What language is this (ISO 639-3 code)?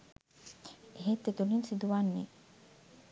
sin